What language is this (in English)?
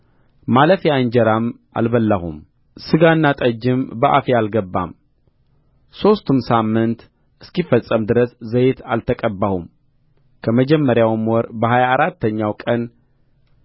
Amharic